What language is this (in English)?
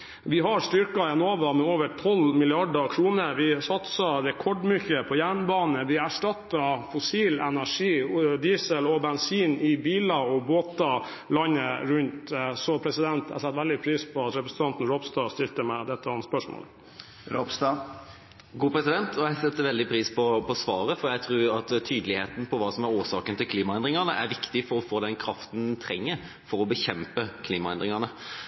Norwegian Bokmål